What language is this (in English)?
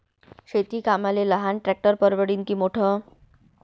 Marathi